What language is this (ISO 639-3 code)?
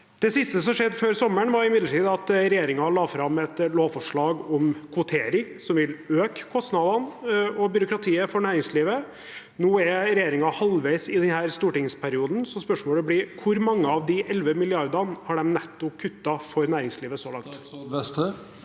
nor